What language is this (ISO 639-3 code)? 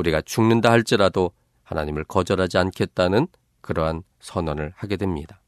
kor